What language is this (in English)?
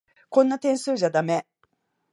Japanese